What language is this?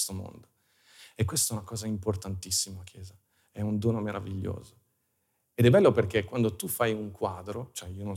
Italian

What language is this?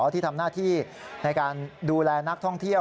Thai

